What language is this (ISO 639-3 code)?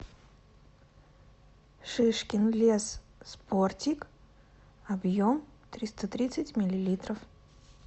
rus